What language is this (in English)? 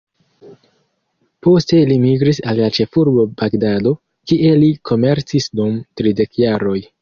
Esperanto